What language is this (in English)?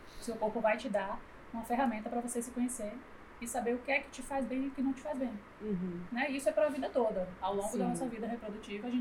Portuguese